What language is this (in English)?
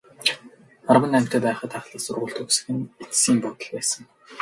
Mongolian